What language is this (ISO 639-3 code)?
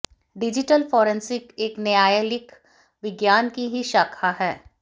hin